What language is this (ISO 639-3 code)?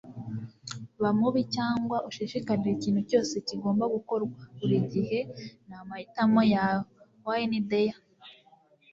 kin